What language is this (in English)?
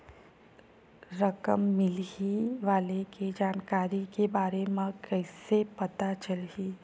Chhattisgarhi